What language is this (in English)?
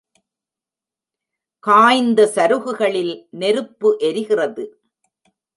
Tamil